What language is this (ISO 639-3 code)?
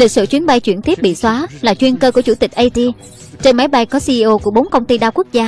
vie